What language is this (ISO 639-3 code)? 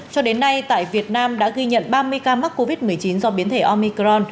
vie